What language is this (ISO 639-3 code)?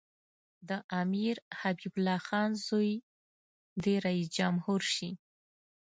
pus